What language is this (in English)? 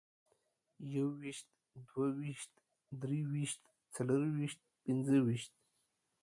Pashto